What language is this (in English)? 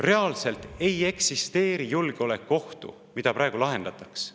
Estonian